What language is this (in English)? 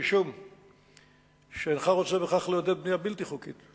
Hebrew